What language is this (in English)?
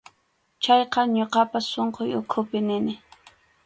Arequipa-La Unión Quechua